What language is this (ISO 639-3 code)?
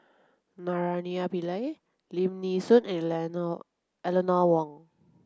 eng